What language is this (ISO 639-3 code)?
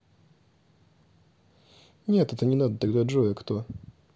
rus